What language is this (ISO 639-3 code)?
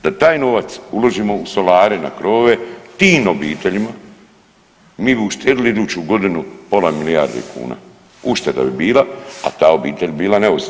hrv